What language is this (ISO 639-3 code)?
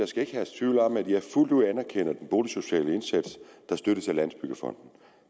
dan